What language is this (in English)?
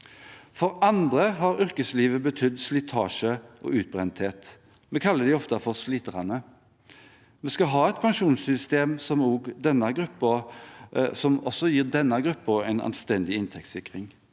Norwegian